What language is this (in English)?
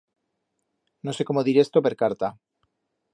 Aragonese